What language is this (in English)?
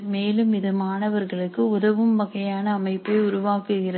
Tamil